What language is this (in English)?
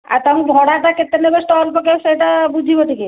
Odia